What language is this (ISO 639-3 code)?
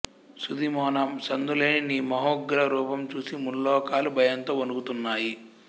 tel